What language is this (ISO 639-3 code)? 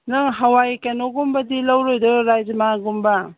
mni